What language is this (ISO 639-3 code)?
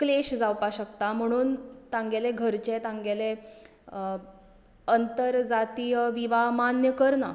kok